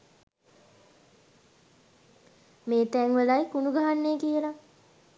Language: Sinhala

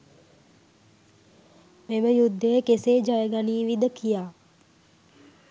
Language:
Sinhala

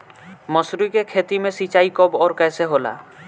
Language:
Bhojpuri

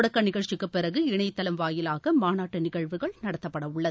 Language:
Tamil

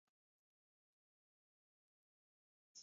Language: Taita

